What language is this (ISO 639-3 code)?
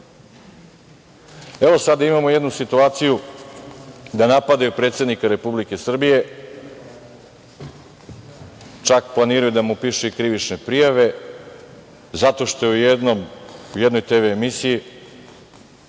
srp